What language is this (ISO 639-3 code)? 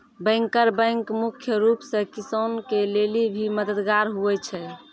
mai